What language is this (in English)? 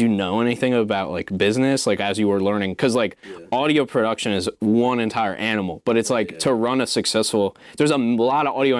English